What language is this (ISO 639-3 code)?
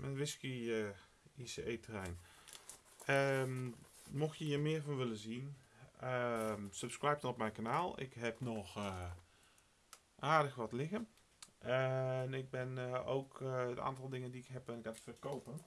nld